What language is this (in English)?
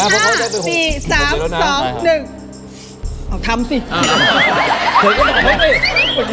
Thai